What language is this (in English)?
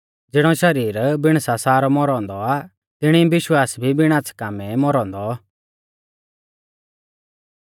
Mahasu Pahari